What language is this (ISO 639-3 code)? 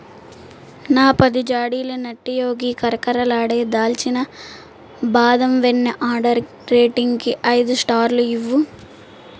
tel